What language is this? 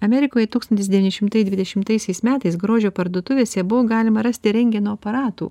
Lithuanian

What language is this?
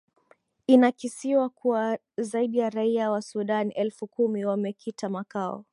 Swahili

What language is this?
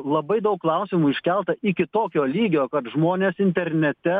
Lithuanian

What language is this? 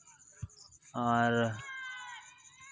Santali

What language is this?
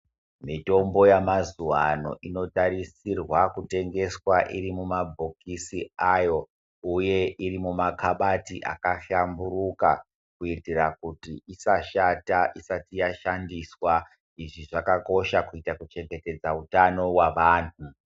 Ndau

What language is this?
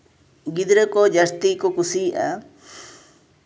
Santali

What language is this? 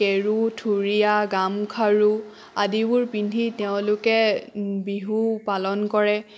Assamese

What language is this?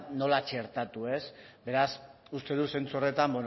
Basque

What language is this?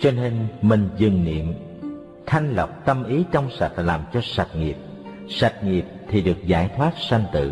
Vietnamese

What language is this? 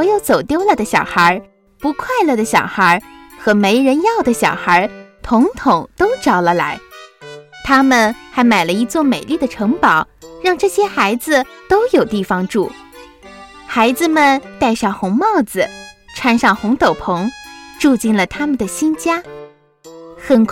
Chinese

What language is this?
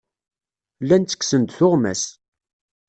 Kabyle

